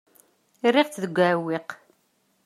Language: Kabyle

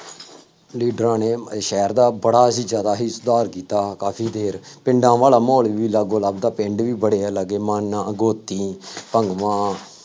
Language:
Punjabi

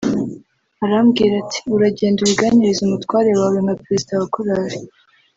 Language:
Kinyarwanda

